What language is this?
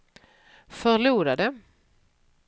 Swedish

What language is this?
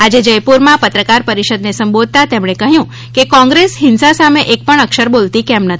Gujarati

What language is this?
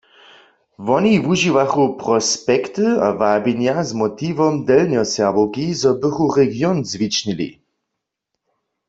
Upper Sorbian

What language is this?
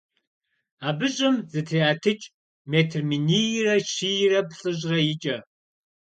Kabardian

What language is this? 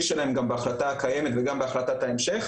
Hebrew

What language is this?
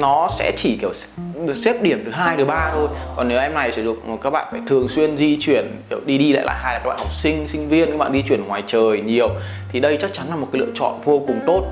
Vietnamese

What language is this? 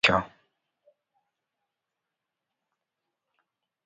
Luo (Kenya and Tanzania)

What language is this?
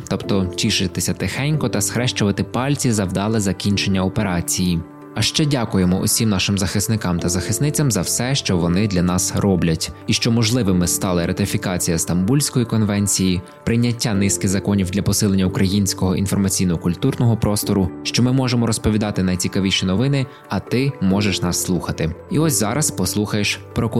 Ukrainian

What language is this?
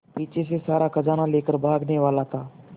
Hindi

